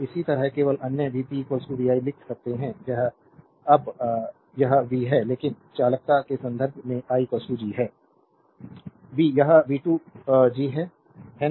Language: Hindi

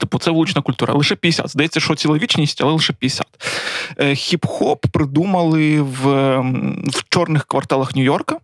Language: Ukrainian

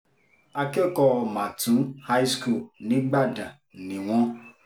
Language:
Yoruba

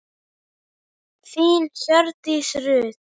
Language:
Icelandic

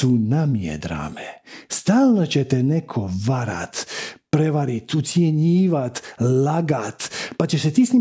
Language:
Croatian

